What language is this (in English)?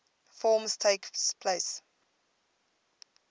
English